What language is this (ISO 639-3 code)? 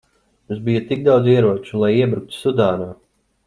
lav